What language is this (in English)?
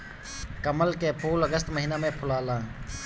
Bhojpuri